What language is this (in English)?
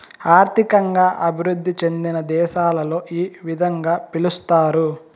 Telugu